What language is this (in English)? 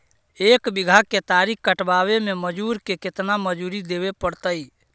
Magahi